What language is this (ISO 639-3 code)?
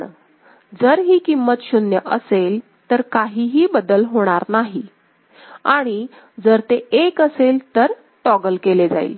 mar